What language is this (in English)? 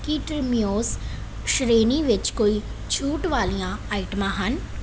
Punjabi